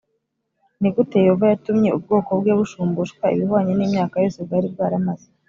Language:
Kinyarwanda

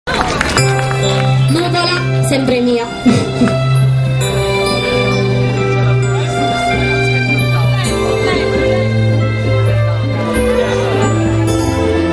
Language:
Romanian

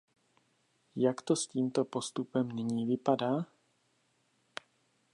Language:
Czech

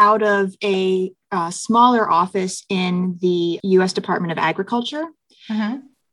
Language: English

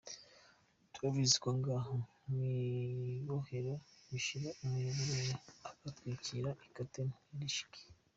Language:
Kinyarwanda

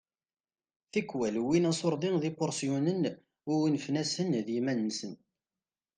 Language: Kabyle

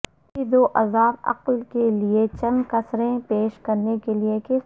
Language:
Urdu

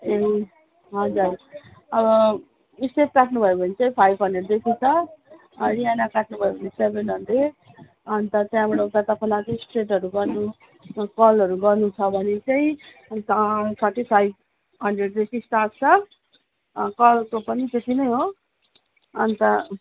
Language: Nepali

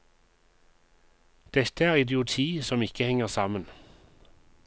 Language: Norwegian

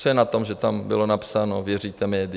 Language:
Czech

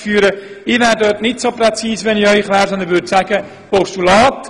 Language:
Swiss German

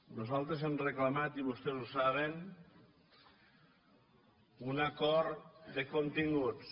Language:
Catalan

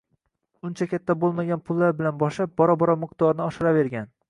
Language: Uzbek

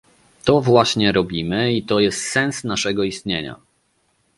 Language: Polish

